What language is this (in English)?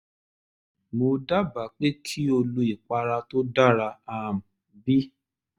Yoruba